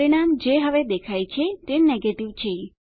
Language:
Gujarati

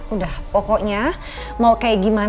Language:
Indonesian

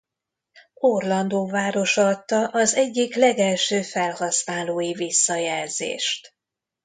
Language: Hungarian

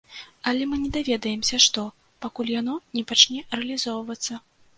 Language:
Belarusian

